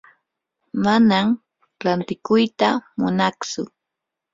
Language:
Yanahuanca Pasco Quechua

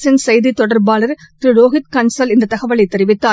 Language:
Tamil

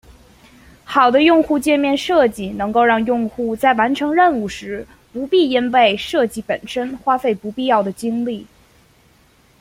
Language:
Chinese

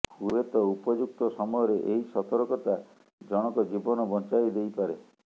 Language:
Odia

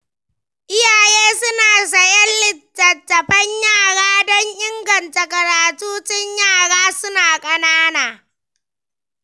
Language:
Hausa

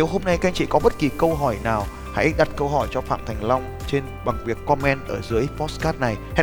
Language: Vietnamese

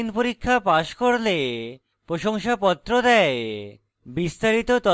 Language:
Bangla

